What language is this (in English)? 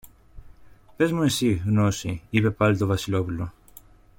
Greek